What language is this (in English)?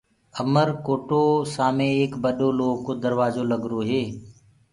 Gurgula